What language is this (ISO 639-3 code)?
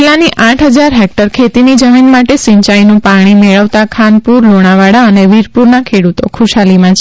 guj